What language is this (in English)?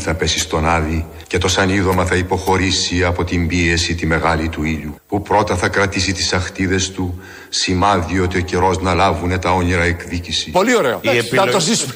Greek